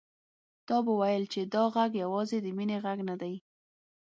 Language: Pashto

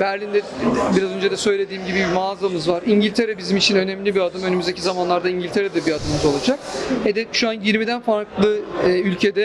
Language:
Turkish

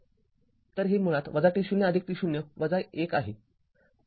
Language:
Marathi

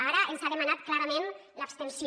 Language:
Catalan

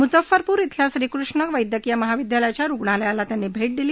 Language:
Marathi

